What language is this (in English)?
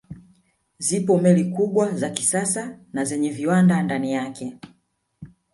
Swahili